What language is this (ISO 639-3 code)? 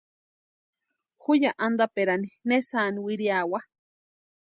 pua